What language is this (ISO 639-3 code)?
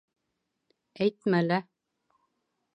bak